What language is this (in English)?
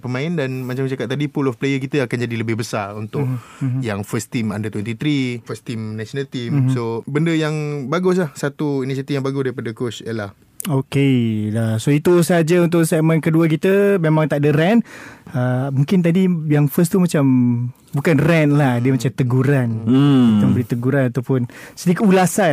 Malay